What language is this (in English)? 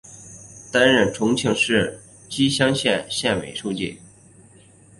Chinese